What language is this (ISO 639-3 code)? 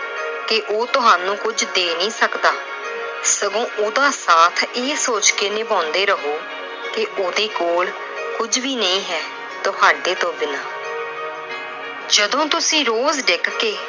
pan